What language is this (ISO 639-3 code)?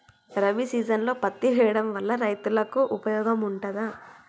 tel